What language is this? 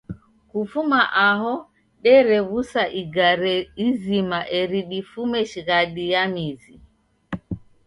Taita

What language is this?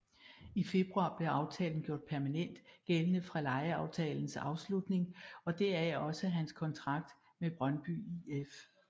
Danish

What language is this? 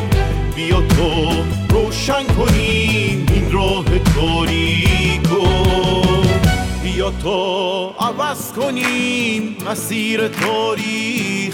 Persian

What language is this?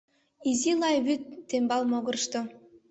Mari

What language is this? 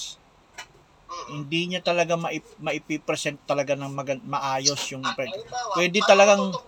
Filipino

